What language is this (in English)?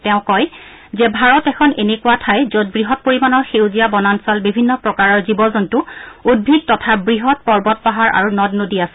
Assamese